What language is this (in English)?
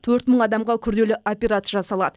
Kazakh